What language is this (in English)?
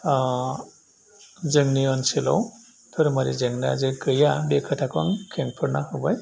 Bodo